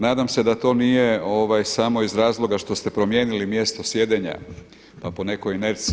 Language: Croatian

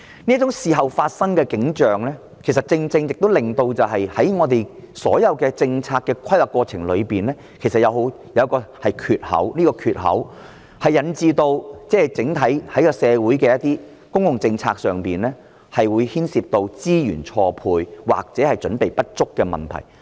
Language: Cantonese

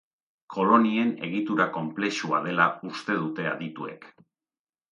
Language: Basque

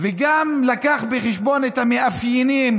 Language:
Hebrew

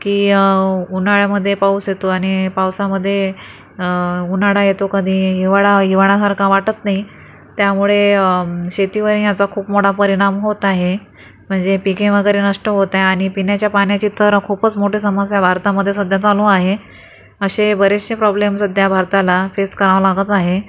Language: Marathi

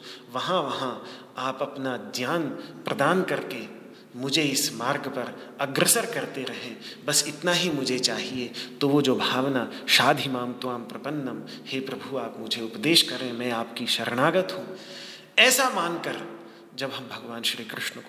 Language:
Hindi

